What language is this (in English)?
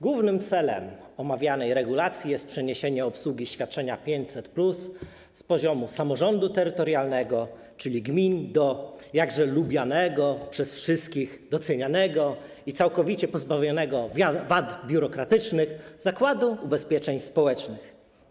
Polish